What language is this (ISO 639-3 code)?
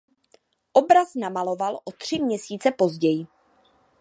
ces